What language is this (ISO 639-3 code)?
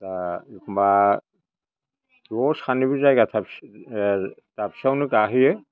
brx